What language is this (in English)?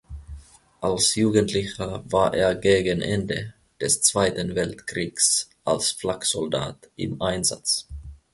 German